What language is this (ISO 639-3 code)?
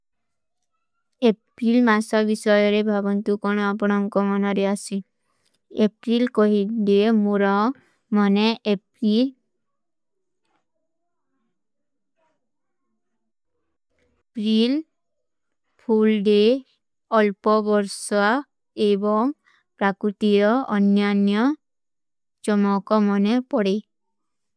uki